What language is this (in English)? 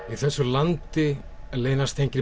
Icelandic